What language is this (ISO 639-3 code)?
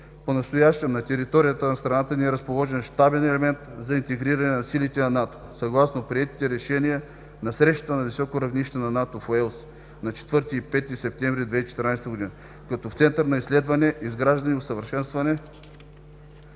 bul